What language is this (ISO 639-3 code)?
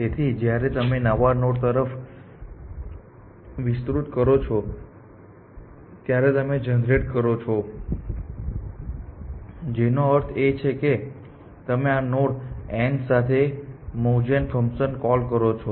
guj